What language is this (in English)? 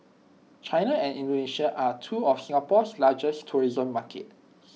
English